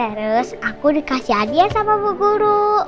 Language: Indonesian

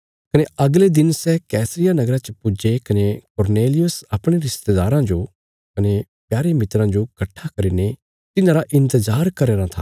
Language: Bilaspuri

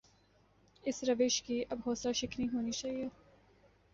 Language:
Urdu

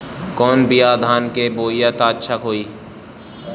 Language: Bhojpuri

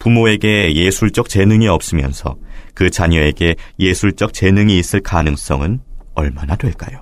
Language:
Korean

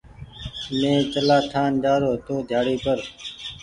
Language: Goaria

